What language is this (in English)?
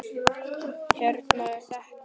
Icelandic